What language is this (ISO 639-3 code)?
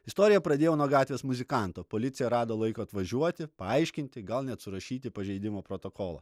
lit